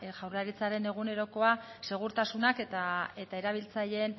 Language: Basque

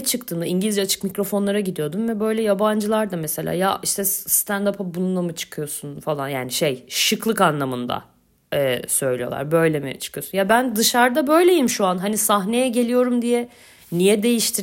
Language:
Turkish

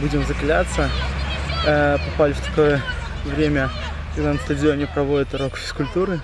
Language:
Russian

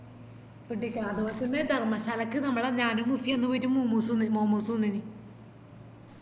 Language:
Malayalam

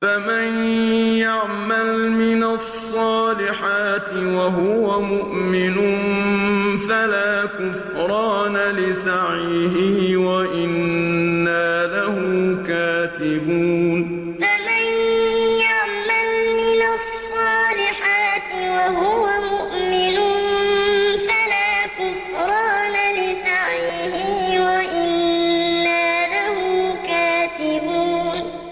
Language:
Arabic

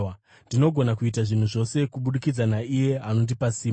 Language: Shona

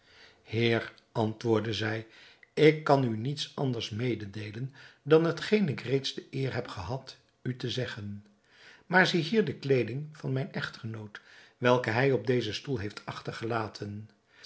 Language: Dutch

